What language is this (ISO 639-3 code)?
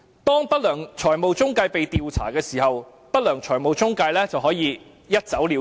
yue